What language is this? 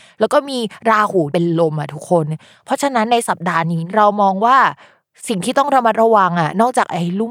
Thai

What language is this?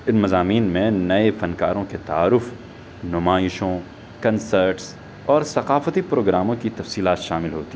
Urdu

